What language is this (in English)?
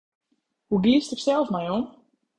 Western Frisian